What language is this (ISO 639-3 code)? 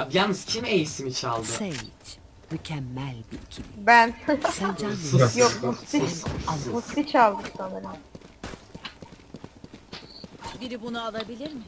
tur